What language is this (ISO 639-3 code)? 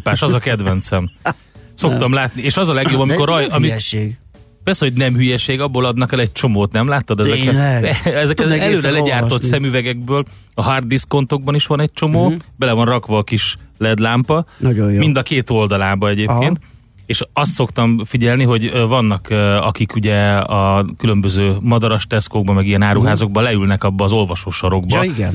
hun